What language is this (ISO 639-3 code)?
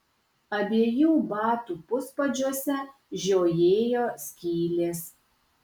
lit